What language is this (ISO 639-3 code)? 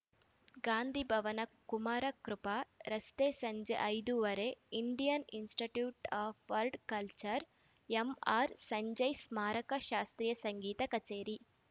kan